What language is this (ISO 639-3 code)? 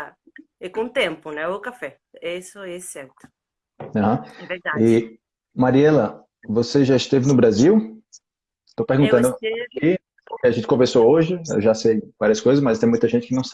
por